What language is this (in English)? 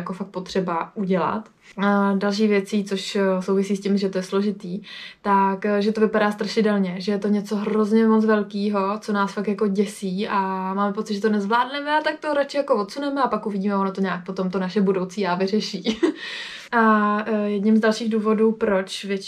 Czech